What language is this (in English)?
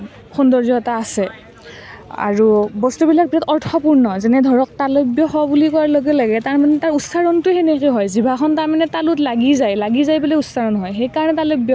Assamese